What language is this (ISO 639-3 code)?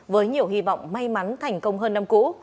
vie